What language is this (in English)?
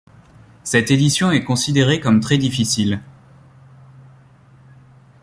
French